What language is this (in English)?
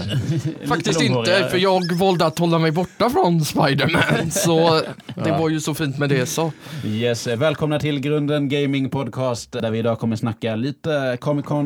Swedish